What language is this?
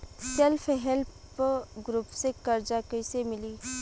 Bhojpuri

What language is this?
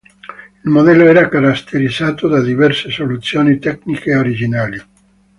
Italian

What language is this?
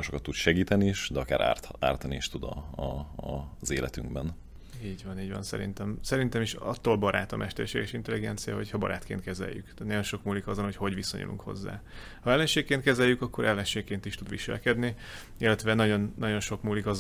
Hungarian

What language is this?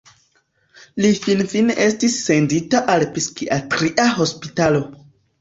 Esperanto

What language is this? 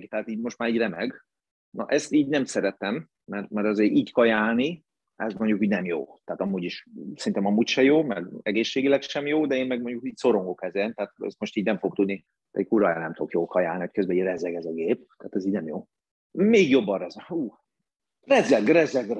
Hungarian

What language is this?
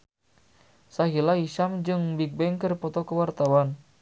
Sundanese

